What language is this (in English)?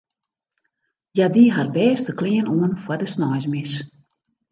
Western Frisian